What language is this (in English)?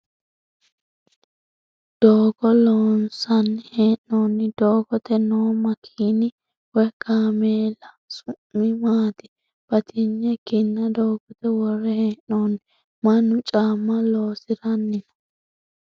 Sidamo